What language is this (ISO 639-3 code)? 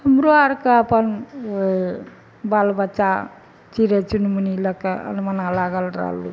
mai